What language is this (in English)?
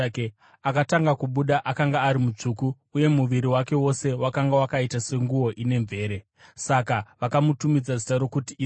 Shona